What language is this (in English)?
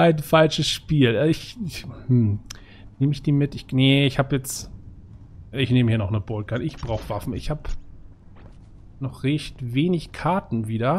German